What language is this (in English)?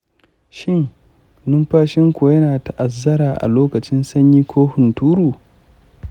Hausa